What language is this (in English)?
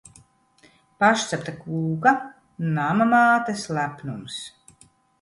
Latvian